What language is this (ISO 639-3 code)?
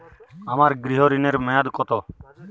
ben